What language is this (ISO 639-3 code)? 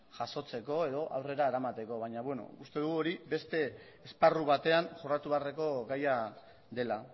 eus